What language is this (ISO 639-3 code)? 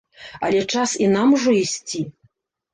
bel